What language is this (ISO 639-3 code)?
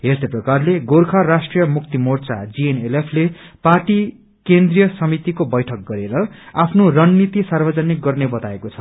nep